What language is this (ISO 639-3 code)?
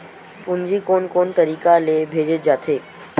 hne